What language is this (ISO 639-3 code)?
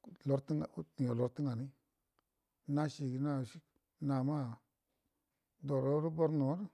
bdm